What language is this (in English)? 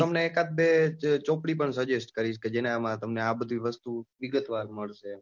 Gujarati